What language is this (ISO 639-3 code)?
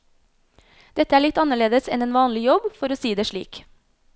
nor